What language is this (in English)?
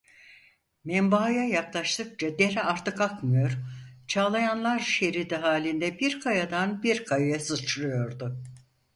Turkish